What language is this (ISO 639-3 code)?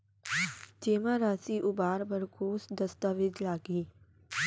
hne